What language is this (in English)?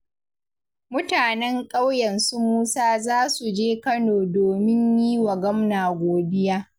Hausa